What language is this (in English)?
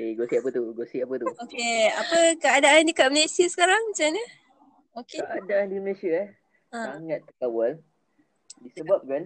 Malay